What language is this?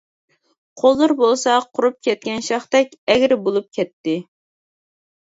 Uyghur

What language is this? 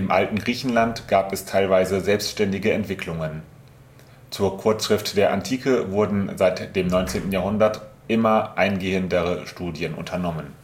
German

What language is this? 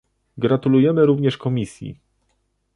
Polish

